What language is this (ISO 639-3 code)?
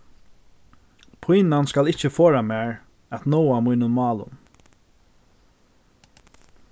fao